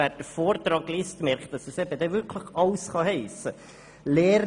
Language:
Swiss German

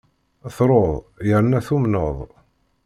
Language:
Kabyle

